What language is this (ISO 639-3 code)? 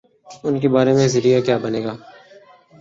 urd